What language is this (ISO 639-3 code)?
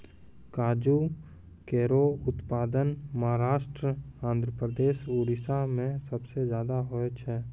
mai